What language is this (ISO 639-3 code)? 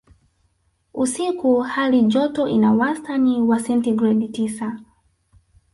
swa